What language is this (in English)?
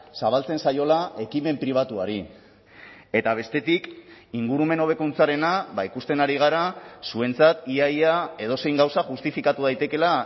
Basque